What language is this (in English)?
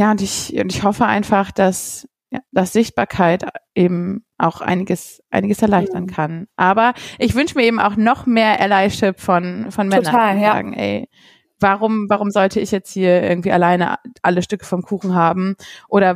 German